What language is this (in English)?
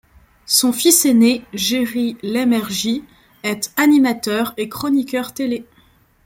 French